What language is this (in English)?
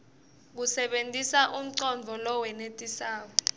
Swati